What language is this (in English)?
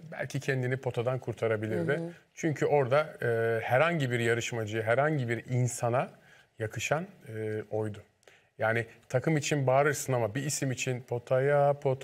Turkish